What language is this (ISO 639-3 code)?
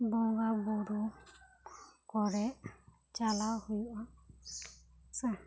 sat